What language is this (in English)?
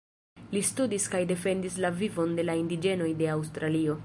Esperanto